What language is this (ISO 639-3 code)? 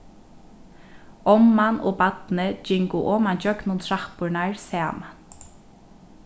fao